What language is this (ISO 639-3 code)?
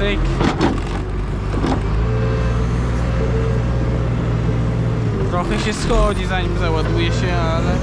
pol